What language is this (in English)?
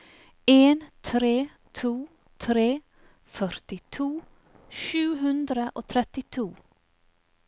Norwegian